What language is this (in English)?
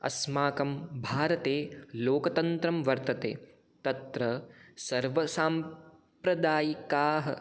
Sanskrit